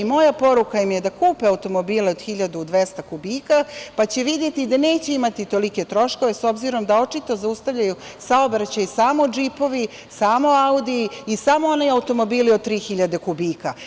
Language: Serbian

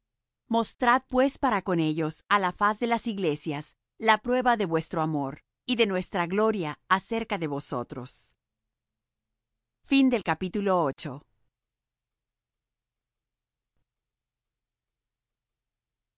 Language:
Spanish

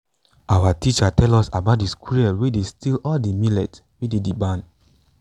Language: Nigerian Pidgin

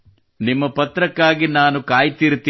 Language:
Kannada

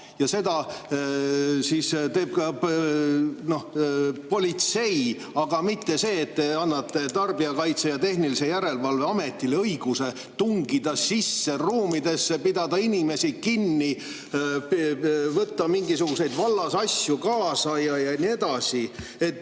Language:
Estonian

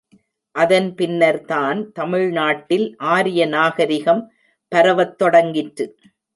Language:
Tamil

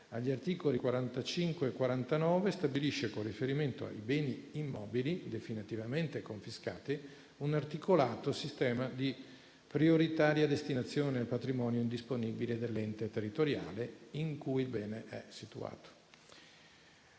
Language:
Italian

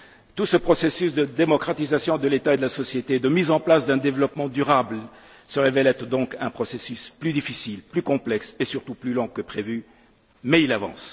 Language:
French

